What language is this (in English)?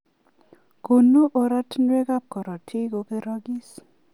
Kalenjin